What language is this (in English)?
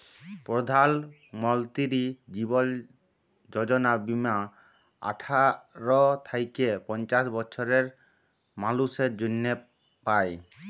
Bangla